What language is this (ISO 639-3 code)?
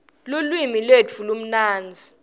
ssw